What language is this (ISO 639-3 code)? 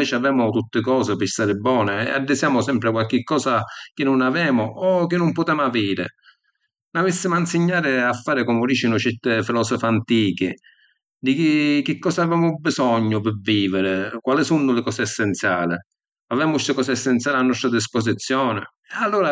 scn